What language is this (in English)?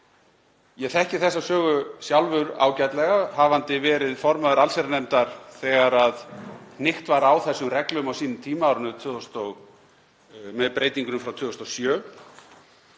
Icelandic